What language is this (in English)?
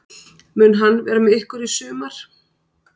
Icelandic